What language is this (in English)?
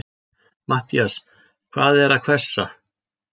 Icelandic